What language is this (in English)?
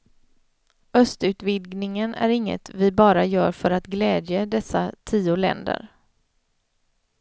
Swedish